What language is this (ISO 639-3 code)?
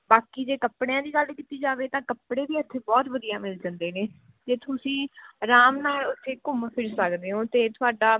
pan